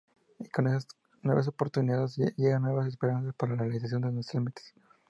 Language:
Spanish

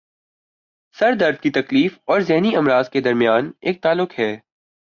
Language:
Urdu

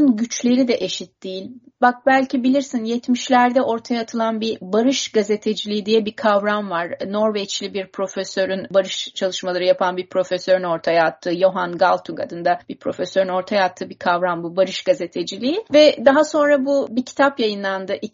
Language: Turkish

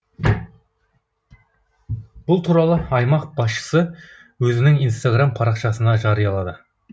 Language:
Kazakh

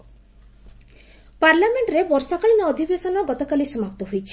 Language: Odia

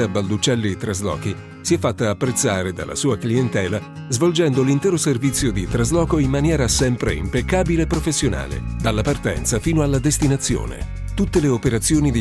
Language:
Italian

